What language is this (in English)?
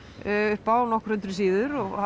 Icelandic